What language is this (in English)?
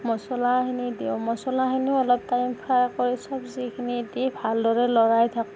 Assamese